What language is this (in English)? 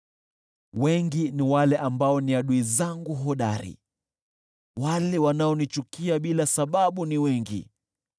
Swahili